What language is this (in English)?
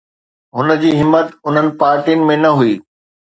Sindhi